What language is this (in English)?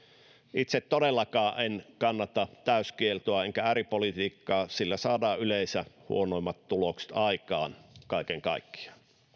Finnish